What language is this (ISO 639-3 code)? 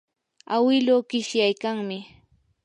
qur